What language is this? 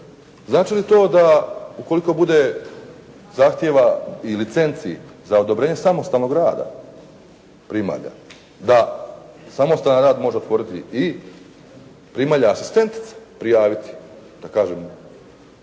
Croatian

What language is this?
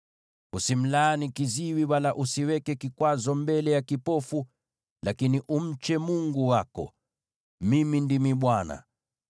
Swahili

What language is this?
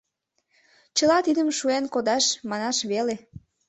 Mari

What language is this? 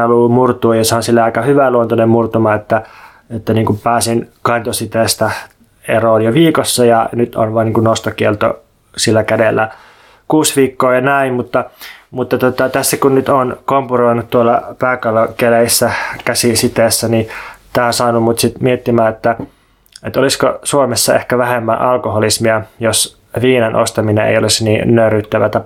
Finnish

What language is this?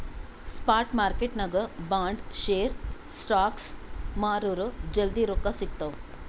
Kannada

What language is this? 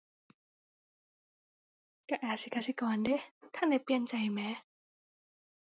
Thai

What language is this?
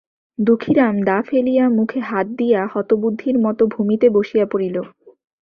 Bangla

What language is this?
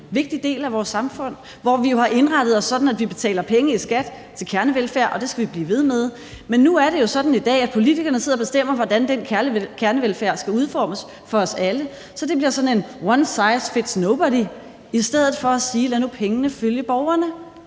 Danish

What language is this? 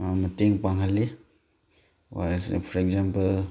Manipuri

